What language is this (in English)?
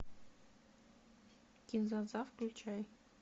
Russian